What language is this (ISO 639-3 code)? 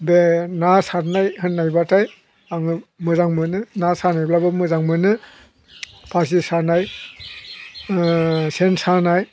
brx